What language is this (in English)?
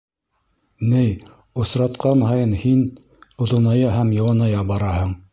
Bashkir